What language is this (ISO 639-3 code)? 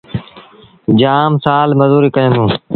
sbn